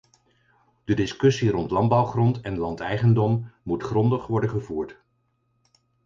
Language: Dutch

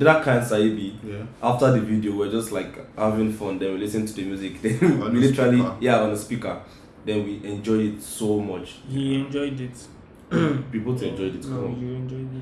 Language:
Turkish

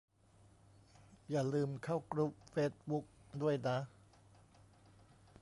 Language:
Thai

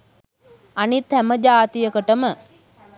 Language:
Sinhala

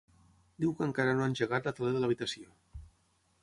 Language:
Catalan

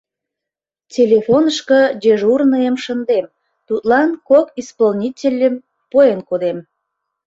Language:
Mari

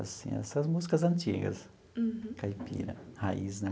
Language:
Portuguese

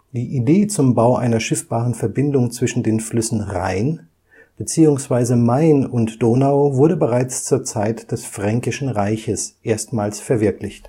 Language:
German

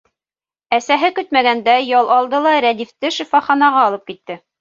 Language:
Bashkir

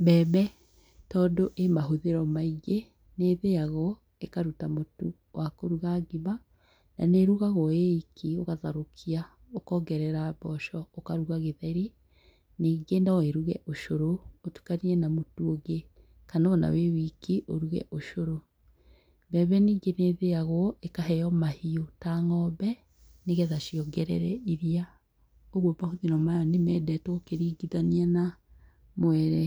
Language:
Kikuyu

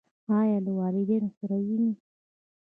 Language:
Pashto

